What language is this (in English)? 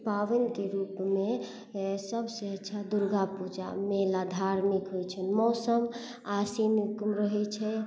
Maithili